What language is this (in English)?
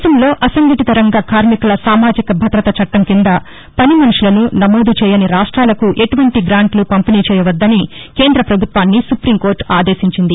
Telugu